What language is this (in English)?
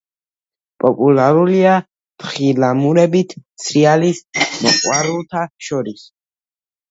Georgian